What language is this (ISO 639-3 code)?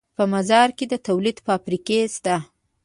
pus